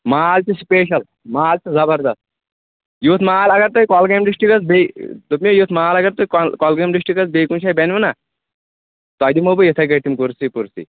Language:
Kashmiri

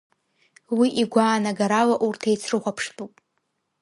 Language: Abkhazian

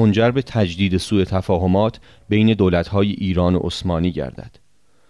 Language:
Persian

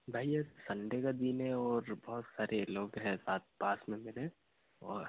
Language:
Hindi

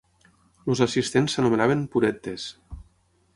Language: Catalan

